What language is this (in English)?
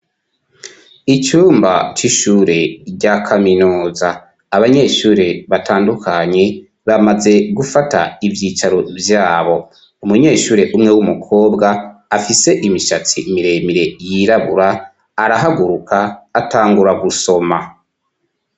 Rundi